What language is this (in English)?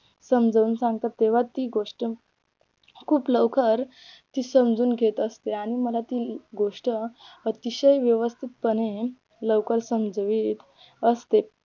Marathi